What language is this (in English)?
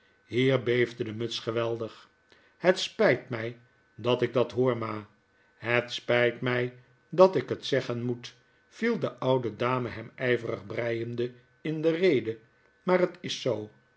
Dutch